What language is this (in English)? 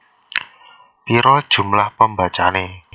Javanese